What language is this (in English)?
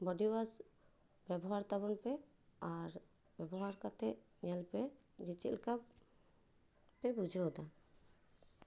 Santali